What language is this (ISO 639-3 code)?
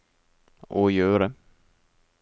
nor